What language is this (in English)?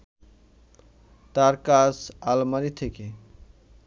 Bangla